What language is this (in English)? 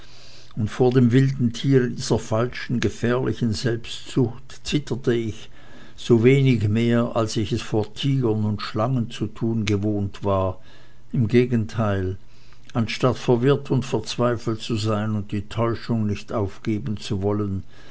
German